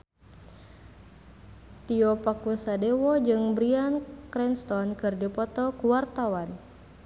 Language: Sundanese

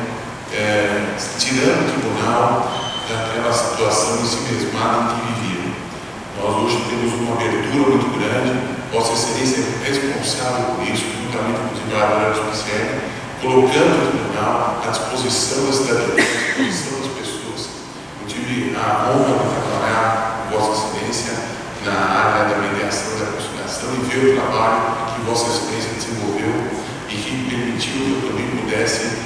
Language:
Portuguese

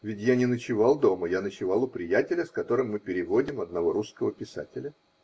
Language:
Russian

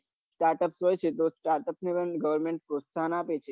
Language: Gujarati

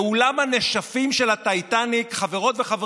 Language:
Hebrew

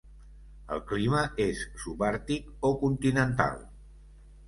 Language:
Catalan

